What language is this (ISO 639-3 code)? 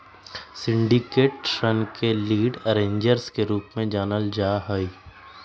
mag